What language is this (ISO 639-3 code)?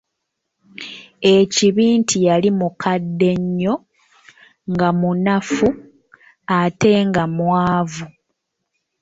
lug